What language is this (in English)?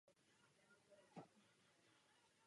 Czech